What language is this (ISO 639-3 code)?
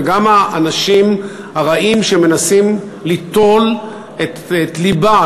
heb